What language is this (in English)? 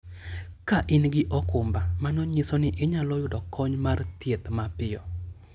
Luo (Kenya and Tanzania)